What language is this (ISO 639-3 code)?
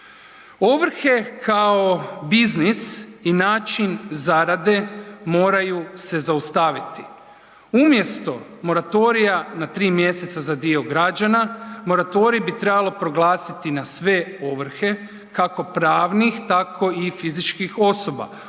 hrv